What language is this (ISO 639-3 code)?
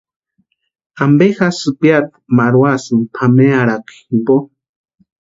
pua